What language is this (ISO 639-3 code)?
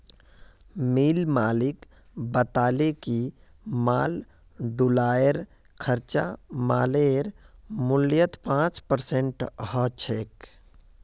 mag